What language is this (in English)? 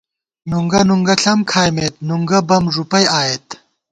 Gawar-Bati